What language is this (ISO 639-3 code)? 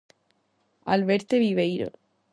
glg